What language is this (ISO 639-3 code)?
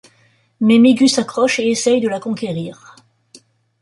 fra